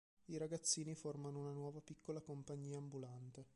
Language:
Italian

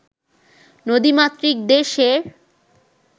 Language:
Bangla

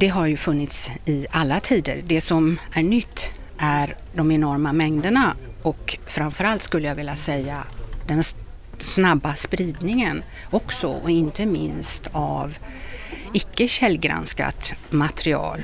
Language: Swedish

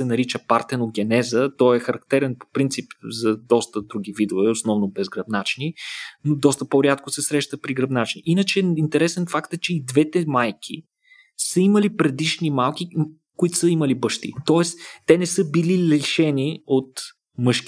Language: Bulgarian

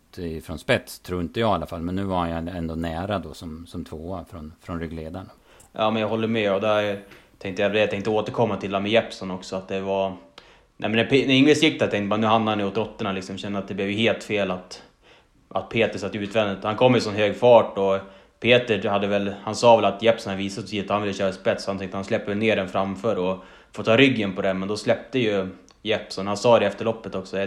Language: Swedish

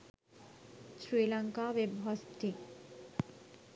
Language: Sinhala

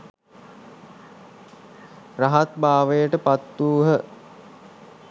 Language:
Sinhala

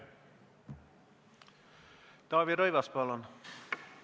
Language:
Estonian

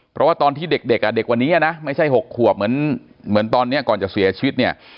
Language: Thai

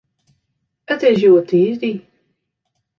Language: Western Frisian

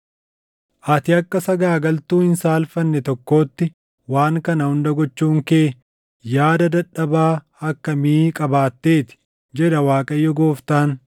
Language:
Oromo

